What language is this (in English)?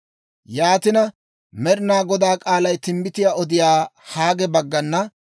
Dawro